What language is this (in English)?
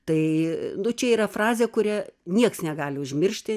Lithuanian